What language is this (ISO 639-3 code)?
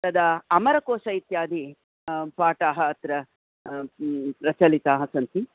san